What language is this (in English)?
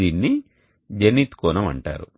Telugu